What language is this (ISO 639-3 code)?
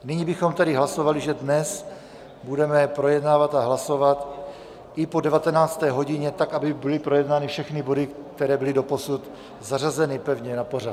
ces